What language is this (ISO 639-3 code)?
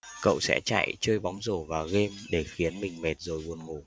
vie